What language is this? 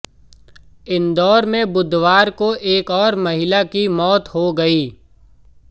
Hindi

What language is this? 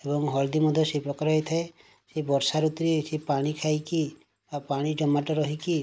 Odia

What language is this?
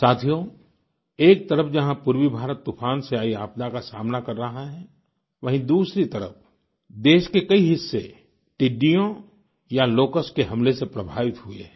Hindi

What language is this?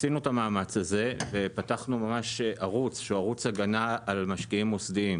Hebrew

